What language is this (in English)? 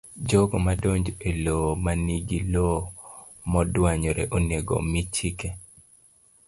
Luo (Kenya and Tanzania)